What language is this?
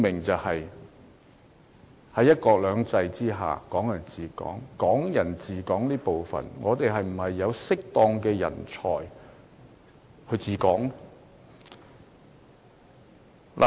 Cantonese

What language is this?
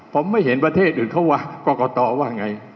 Thai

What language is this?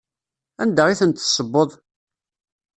Kabyle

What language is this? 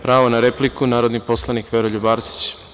Serbian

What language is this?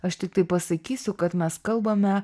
Lithuanian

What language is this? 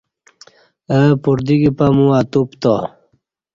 Kati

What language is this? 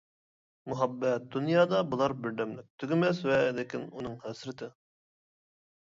Uyghur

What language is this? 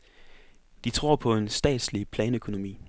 Danish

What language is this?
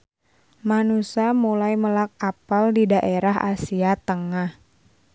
Sundanese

